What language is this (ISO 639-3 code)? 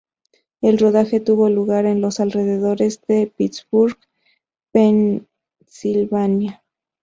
spa